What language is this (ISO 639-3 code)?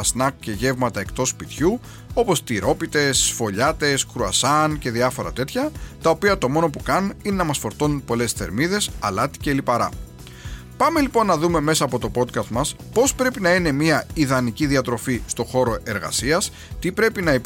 ell